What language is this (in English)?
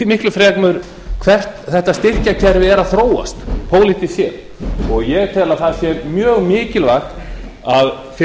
Icelandic